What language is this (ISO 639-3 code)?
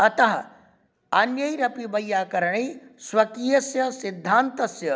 san